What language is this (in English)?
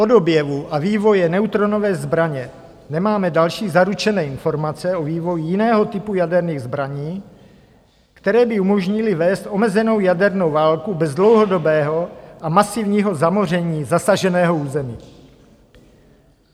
Czech